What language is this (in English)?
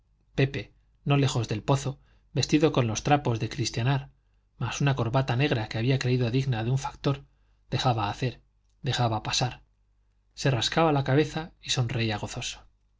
Spanish